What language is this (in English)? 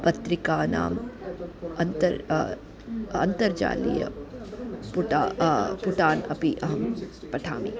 Sanskrit